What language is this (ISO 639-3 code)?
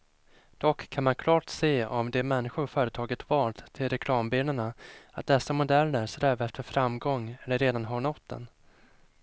swe